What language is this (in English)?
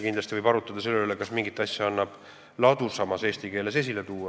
Estonian